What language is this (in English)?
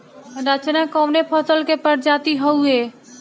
Bhojpuri